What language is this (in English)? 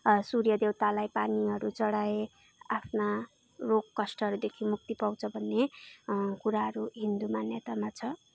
Nepali